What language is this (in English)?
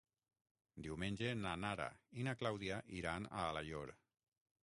Catalan